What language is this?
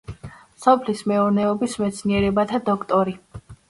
Georgian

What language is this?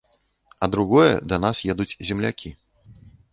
Belarusian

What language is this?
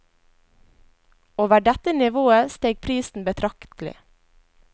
Norwegian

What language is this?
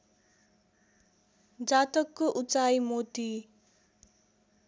Nepali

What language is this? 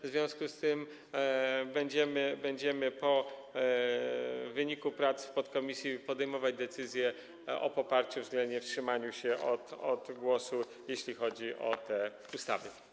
Polish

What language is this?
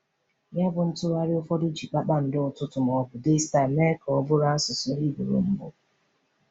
Igbo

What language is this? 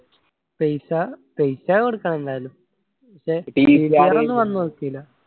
Malayalam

